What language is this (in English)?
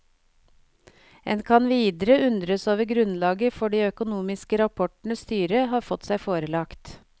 Norwegian